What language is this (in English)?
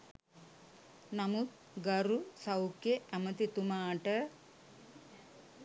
Sinhala